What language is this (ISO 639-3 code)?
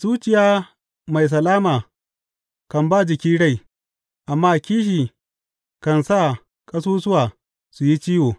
hau